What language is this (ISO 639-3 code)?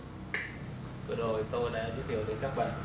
vie